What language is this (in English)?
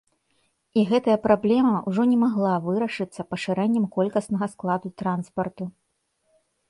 Belarusian